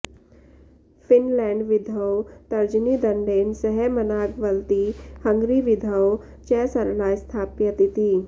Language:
Sanskrit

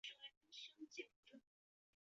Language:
Chinese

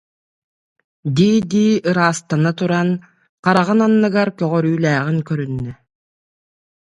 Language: Yakut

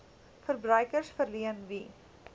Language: Afrikaans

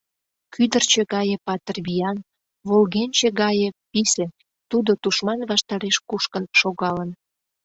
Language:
Mari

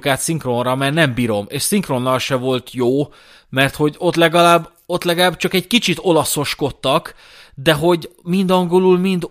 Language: Hungarian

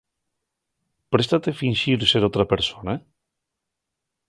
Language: Asturian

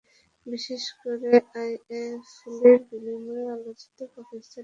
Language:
Bangla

